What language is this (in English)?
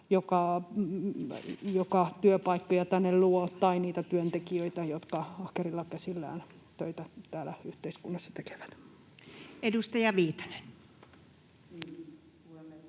Finnish